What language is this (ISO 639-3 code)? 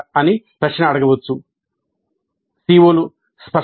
tel